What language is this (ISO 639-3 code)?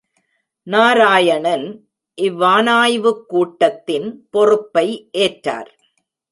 tam